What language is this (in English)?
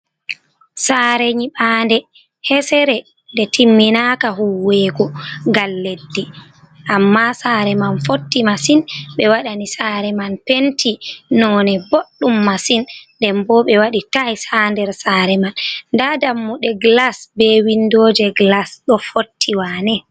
Fula